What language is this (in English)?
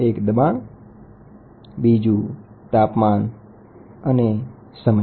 Gujarati